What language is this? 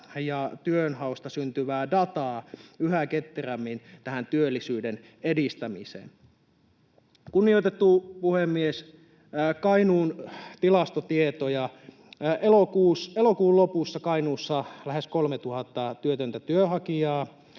Finnish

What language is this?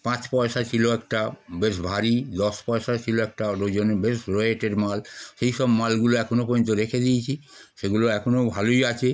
Bangla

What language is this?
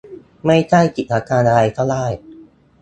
Thai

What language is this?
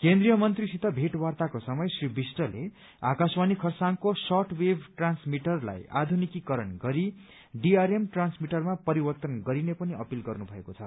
Nepali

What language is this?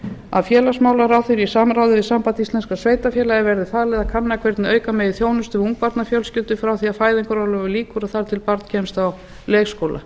Icelandic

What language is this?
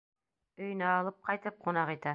Bashkir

